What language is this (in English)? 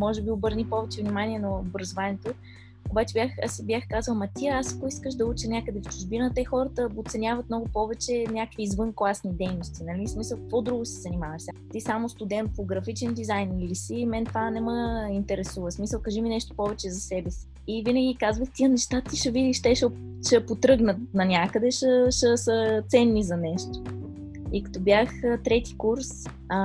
Bulgarian